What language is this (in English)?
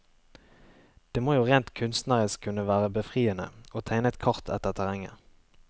Norwegian